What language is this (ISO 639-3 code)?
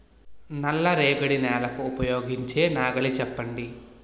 tel